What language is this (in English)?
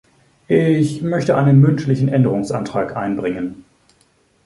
German